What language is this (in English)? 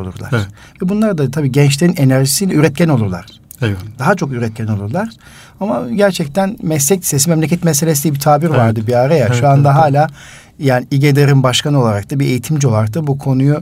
Turkish